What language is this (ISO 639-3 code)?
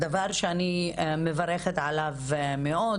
heb